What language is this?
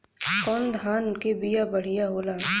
Bhojpuri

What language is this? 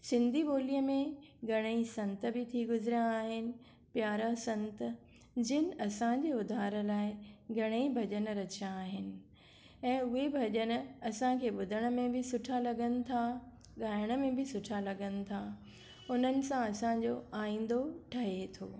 Sindhi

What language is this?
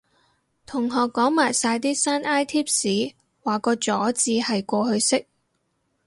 Cantonese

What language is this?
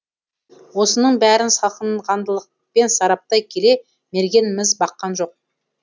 Kazakh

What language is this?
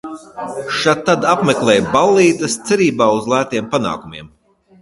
Latvian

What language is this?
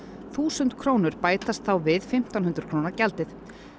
Icelandic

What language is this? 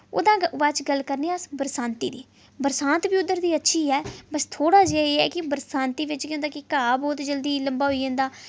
Dogri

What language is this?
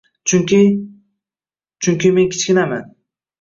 Uzbek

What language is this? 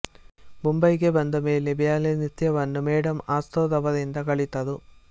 Kannada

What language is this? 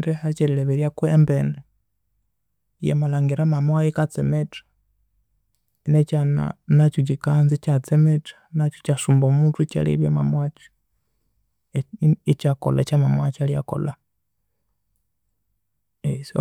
Konzo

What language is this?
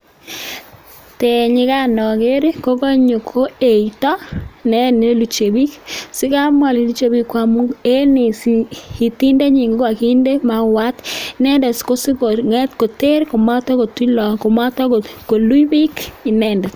Kalenjin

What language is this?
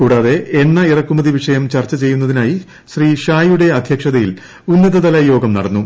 Malayalam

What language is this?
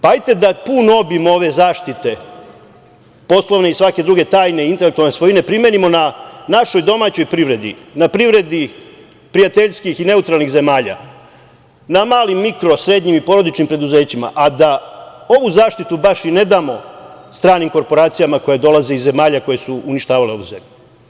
Serbian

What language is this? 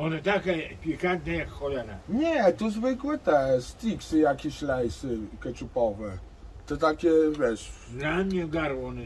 Polish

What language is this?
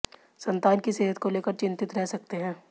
Hindi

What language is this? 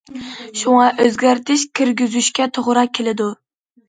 Uyghur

